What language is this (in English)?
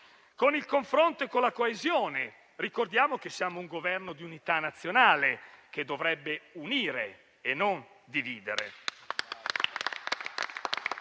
Italian